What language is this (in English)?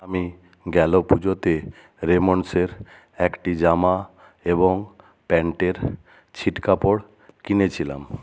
Bangla